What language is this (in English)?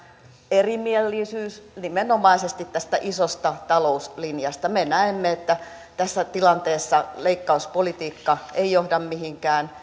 Finnish